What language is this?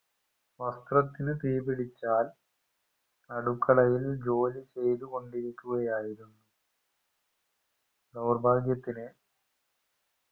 Malayalam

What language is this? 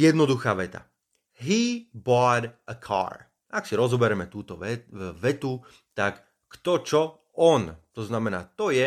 Slovak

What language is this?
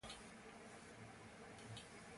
Italian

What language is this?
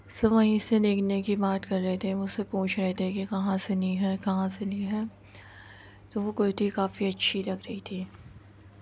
Urdu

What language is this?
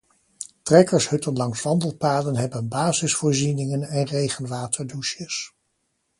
Dutch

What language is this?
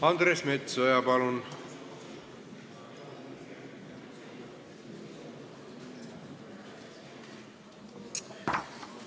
Estonian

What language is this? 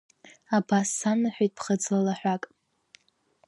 Abkhazian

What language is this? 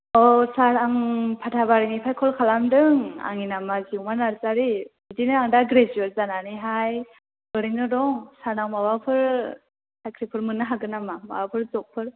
Bodo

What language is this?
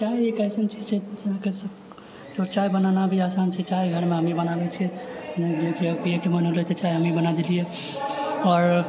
Maithili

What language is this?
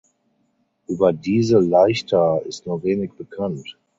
German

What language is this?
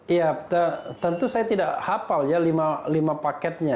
Indonesian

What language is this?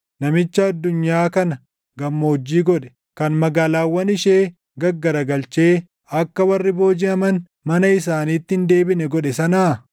Oromo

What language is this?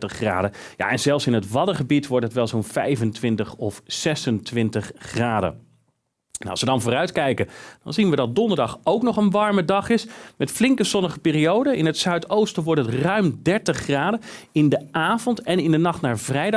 Dutch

